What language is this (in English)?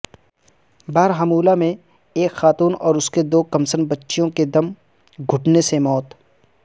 Urdu